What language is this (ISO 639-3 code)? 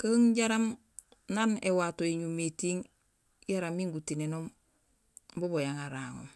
gsl